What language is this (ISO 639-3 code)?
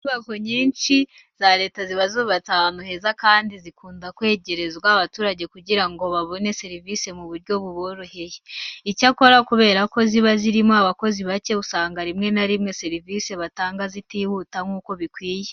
kin